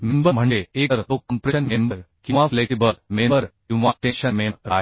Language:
Marathi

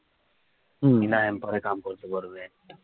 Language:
Bangla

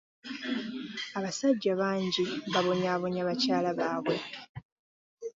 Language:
Ganda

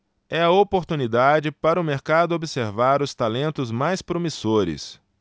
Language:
Portuguese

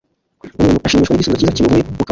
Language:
Kinyarwanda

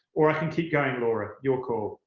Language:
English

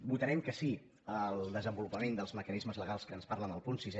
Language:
Catalan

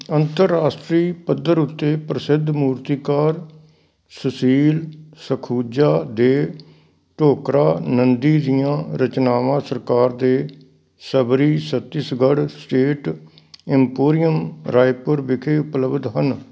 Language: Punjabi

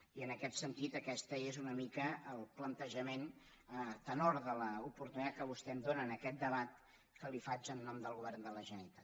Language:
Catalan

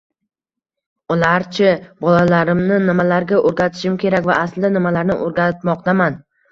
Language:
Uzbek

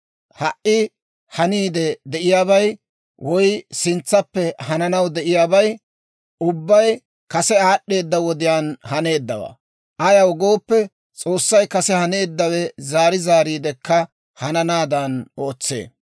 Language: Dawro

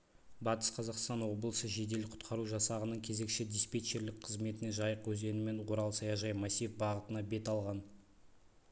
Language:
Kazakh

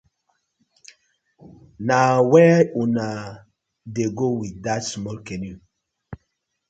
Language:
Nigerian Pidgin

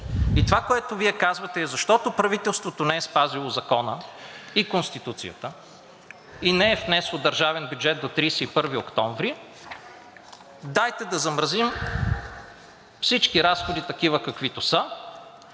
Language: Bulgarian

